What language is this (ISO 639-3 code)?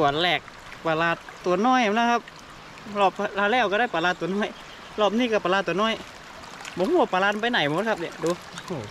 tha